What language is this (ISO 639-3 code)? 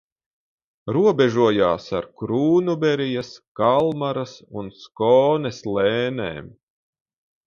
lav